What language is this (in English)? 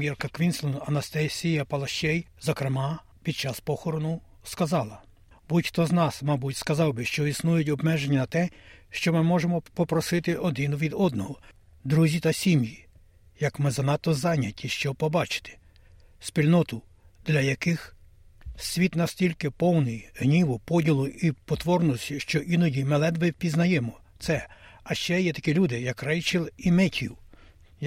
Ukrainian